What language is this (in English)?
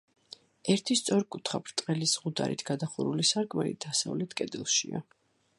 Georgian